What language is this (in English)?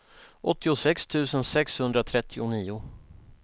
Swedish